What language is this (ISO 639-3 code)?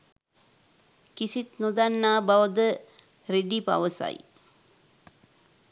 sin